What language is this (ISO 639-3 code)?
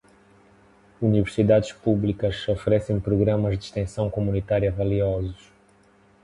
por